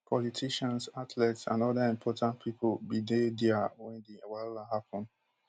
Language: Nigerian Pidgin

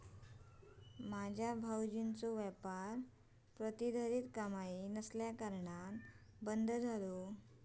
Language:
Marathi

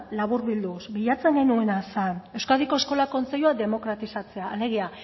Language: Basque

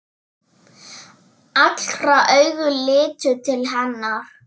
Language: Icelandic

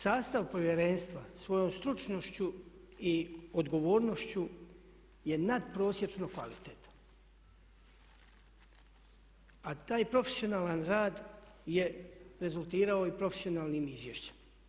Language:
Croatian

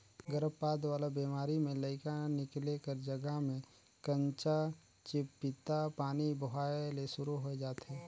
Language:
Chhattisgarhi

